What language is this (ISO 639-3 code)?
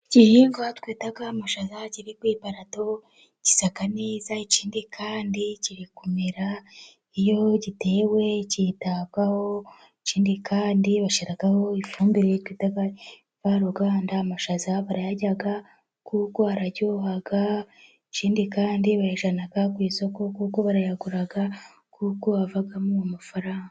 kin